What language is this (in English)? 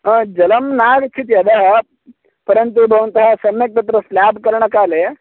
Sanskrit